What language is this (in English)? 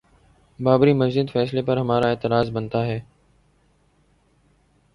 Urdu